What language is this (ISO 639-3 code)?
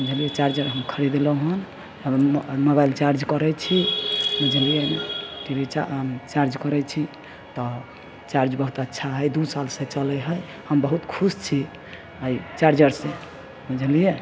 mai